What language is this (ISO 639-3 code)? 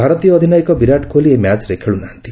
ori